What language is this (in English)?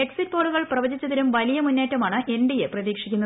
Malayalam